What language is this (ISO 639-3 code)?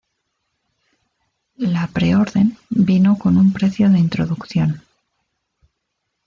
spa